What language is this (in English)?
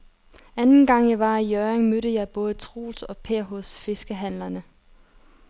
Danish